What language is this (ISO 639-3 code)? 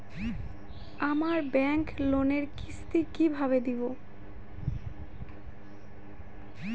ben